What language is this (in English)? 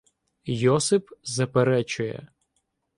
Ukrainian